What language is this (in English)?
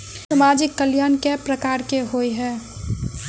Maithili